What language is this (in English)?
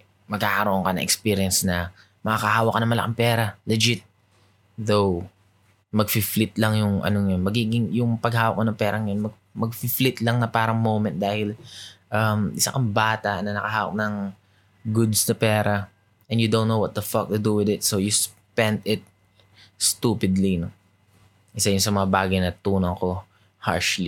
Filipino